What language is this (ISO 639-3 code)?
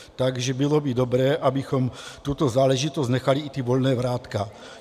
ces